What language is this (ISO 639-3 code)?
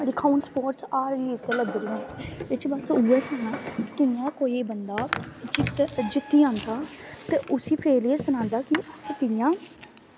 doi